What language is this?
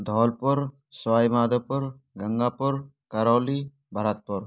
Hindi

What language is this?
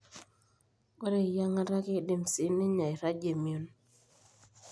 Masai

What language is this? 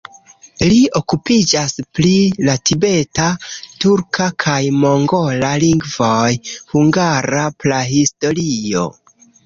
Esperanto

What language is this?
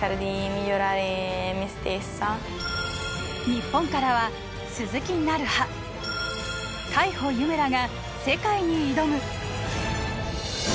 Japanese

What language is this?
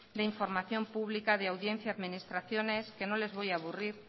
Spanish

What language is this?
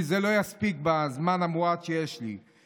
Hebrew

